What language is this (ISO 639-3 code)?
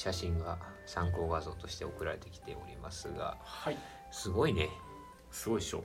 jpn